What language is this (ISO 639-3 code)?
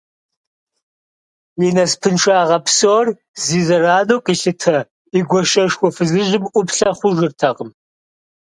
kbd